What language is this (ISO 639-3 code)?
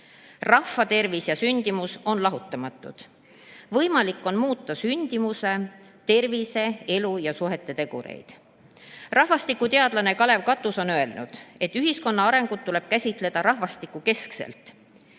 est